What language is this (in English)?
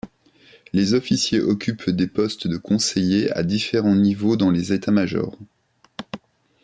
French